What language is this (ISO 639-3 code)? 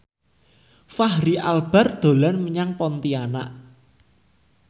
jav